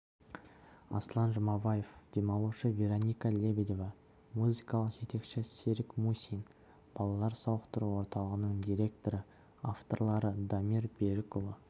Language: Kazakh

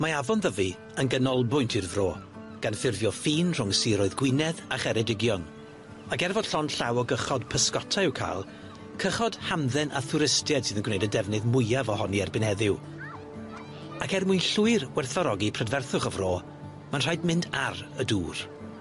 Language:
Welsh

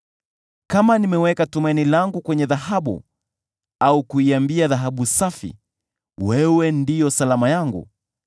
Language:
Swahili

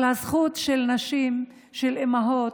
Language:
Hebrew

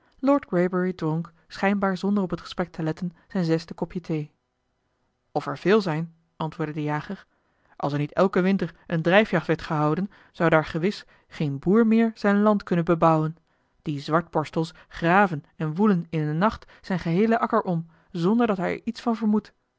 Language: Dutch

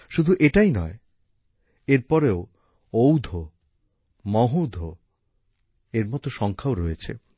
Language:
Bangla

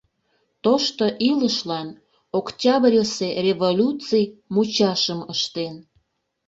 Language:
Mari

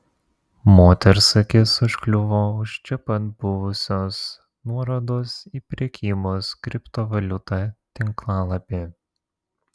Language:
Lithuanian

